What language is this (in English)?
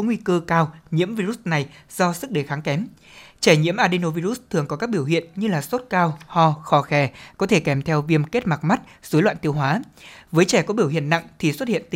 Vietnamese